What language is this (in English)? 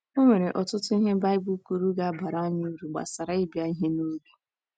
Igbo